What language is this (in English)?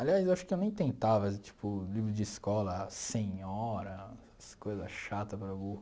Portuguese